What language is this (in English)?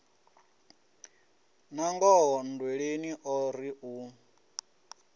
Venda